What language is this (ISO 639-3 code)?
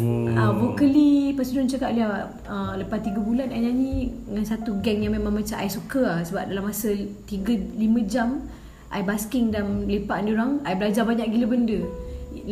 msa